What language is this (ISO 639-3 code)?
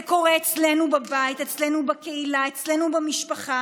heb